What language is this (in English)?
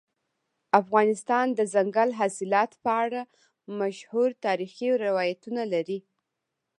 Pashto